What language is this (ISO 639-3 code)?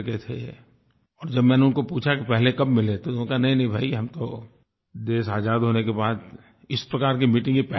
hin